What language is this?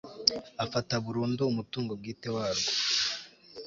Kinyarwanda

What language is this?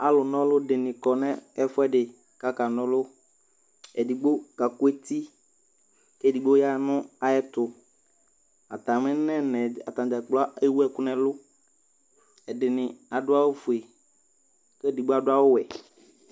Ikposo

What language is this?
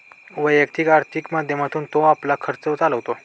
Marathi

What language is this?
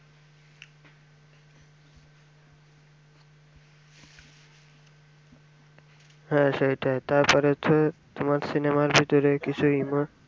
Bangla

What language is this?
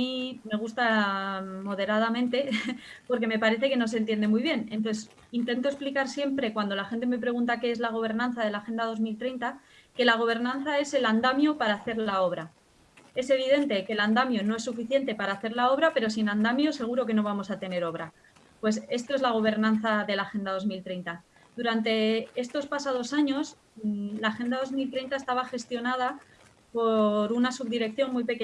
Spanish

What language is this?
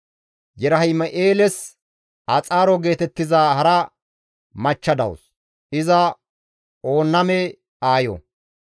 Gamo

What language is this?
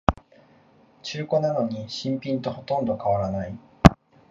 Japanese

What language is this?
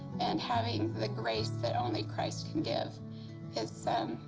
English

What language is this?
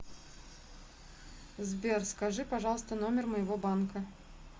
Russian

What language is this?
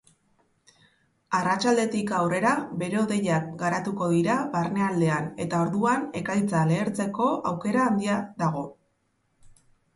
Basque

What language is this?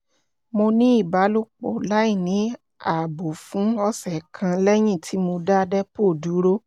Yoruba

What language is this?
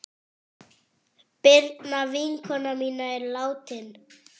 Icelandic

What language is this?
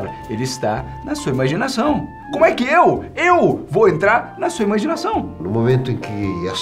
Portuguese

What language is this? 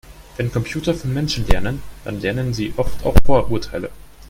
German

